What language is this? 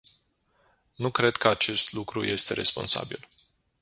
Romanian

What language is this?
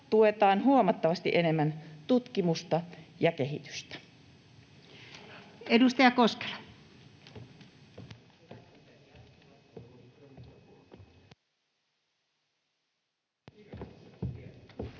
Finnish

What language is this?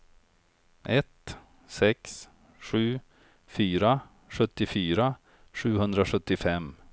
Swedish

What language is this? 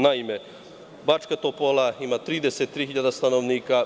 Serbian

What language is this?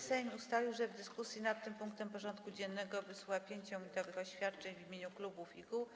Polish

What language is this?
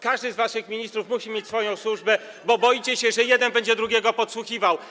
Polish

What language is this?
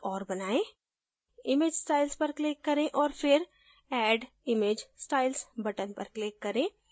Hindi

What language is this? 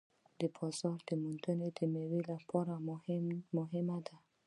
Pashto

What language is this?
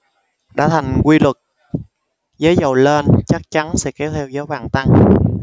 Vietnamese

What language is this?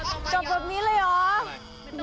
Thai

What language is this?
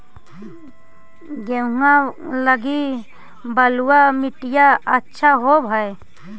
Magahi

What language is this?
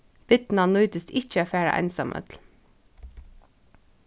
Faroese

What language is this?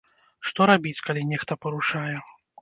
Belarusian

